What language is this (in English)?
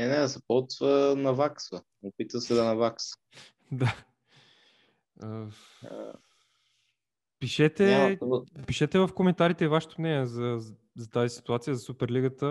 Bulgarian